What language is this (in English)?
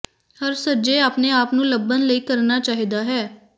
Punjabi